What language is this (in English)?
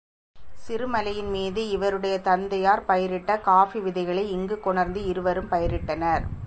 Tamil